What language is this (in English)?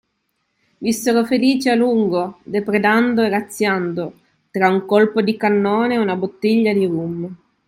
Italian